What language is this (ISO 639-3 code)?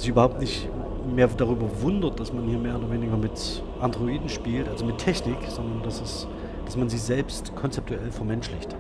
deu